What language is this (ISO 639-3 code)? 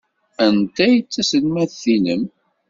kab